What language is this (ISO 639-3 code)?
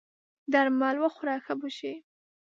pus